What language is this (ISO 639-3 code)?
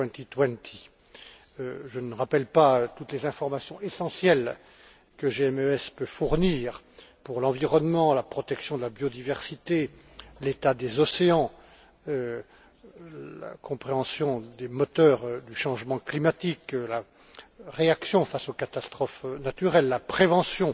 fra